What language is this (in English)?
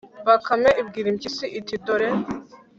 Kinyarwanda